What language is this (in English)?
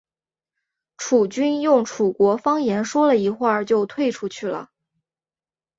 Chinese